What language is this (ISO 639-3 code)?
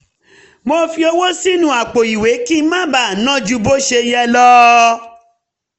yor